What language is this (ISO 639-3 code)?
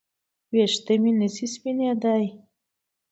pus